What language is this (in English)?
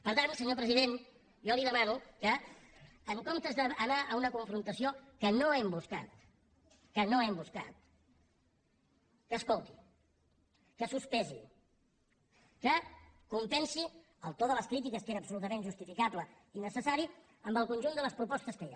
Catalan